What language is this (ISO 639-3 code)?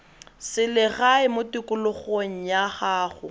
tsn